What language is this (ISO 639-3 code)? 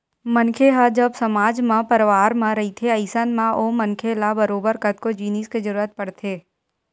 hne